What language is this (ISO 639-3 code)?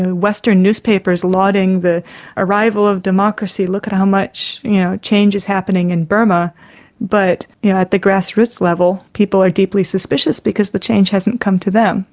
eng